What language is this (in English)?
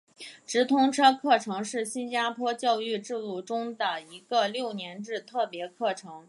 Chinese